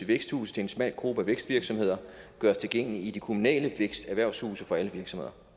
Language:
Danish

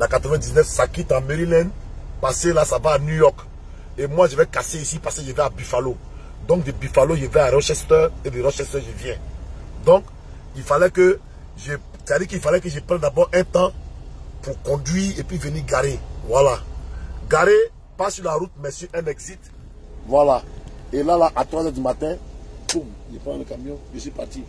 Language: French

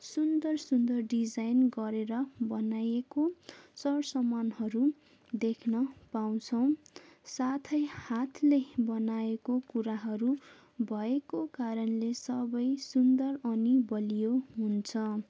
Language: Nepali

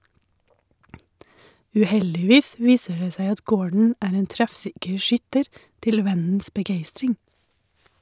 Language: Norwegian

